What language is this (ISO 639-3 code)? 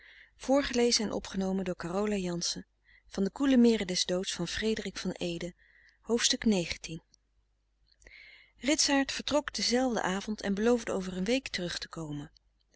nld